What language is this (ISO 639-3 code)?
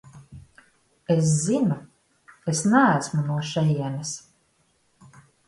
lav